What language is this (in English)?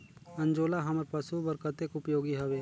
Chhattisgarhi